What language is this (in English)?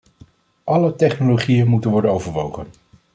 Dutch